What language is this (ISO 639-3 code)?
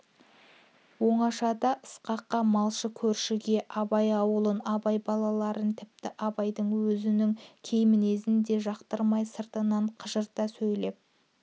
kaz